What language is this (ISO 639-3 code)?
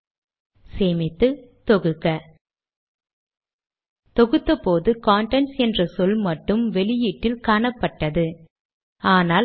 tam